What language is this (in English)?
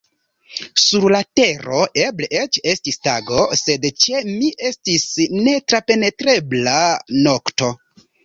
Esperanto